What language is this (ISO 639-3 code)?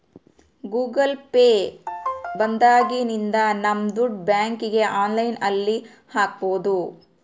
kan